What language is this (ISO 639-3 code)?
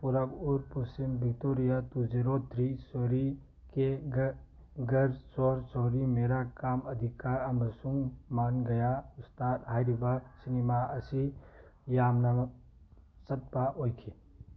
mni